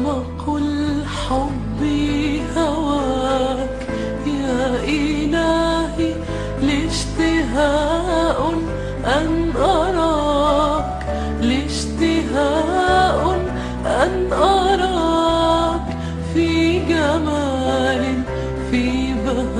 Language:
Arabic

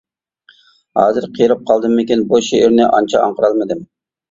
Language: Uyghur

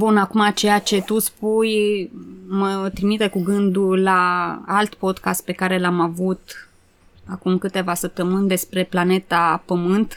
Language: Romanian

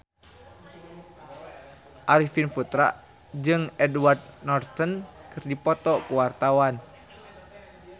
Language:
Sundanese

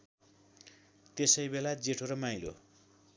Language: Nepali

